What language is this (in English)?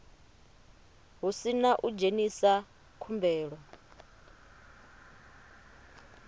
Venda